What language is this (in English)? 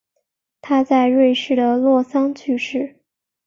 Chinese